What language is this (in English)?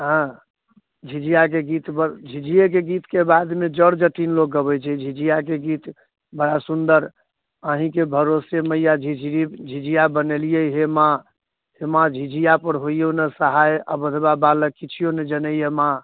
Maithili